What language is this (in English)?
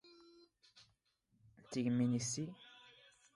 Standard Moroccan Tamazight